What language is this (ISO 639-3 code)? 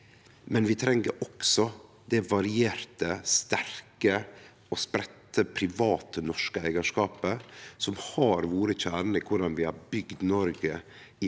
nor